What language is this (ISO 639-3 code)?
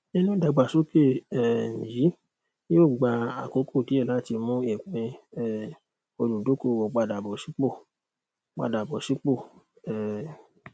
yor